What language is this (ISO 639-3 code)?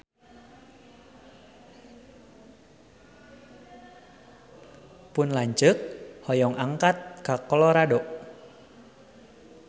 sun